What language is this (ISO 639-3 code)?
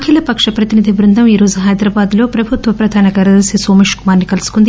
tel